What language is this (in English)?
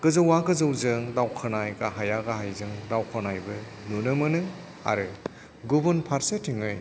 Bodo